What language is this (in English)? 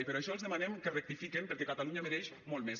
Catalan